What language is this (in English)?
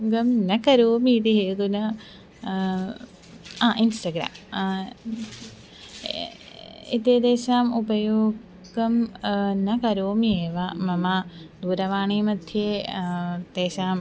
Sanskrit